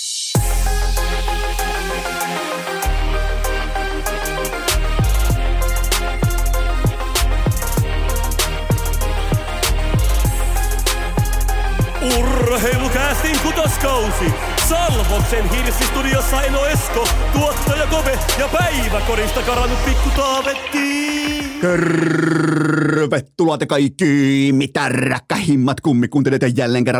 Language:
Finnish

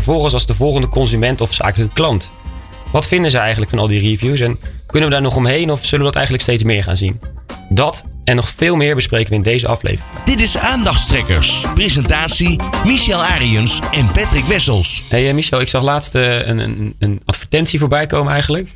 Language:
Dutch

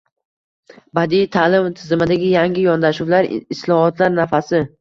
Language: Uzbek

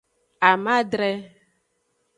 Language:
Aja (Benin)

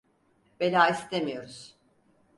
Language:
Turkish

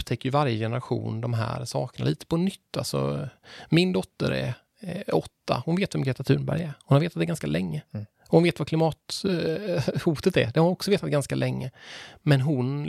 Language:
Swedish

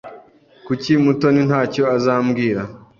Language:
Kinyarwanda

